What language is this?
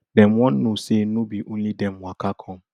Nigerian Pidgin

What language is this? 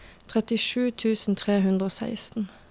Norwegian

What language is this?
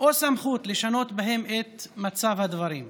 Hebrew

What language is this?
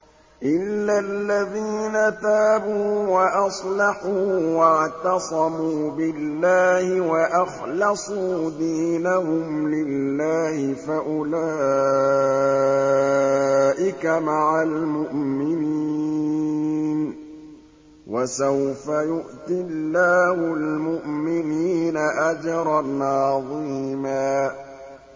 Arabic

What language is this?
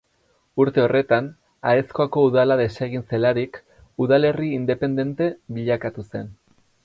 Basque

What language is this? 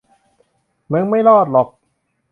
Thai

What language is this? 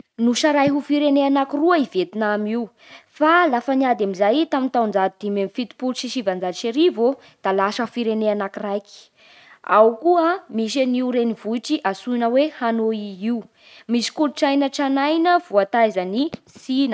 Bara Malagasy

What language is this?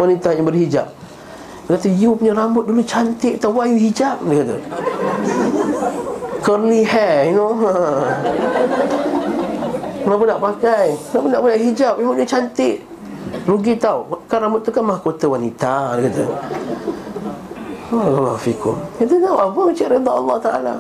Malay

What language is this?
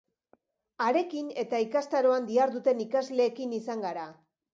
Basque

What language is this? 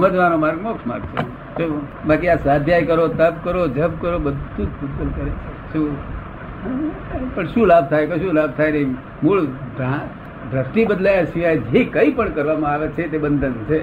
Gujarati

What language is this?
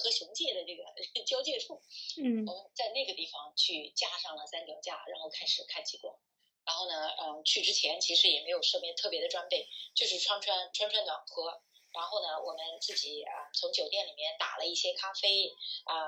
Chinese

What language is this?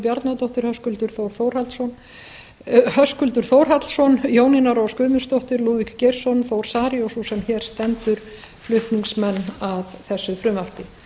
Icelandic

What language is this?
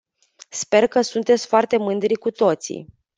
Romanian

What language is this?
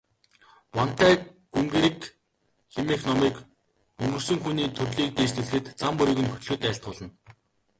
Mongolian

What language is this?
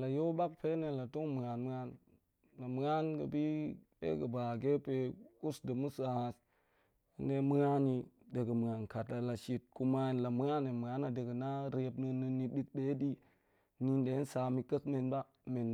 Goemai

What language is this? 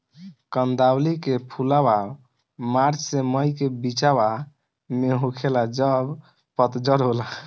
Bhojpuri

